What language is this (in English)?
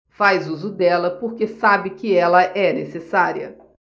Portuguese